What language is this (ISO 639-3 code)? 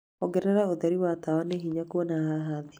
kik